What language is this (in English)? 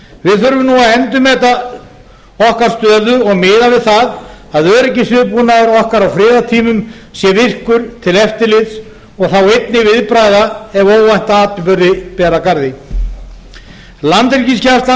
Icelandic